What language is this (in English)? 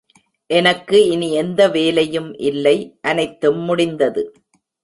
Tamil